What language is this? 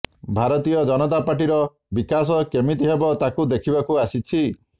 Odia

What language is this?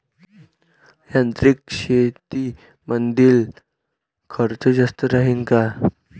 Marathi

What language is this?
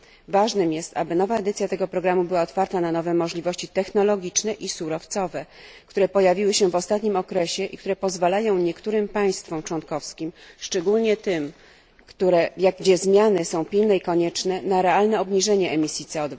Polish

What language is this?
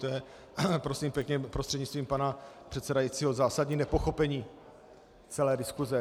Czech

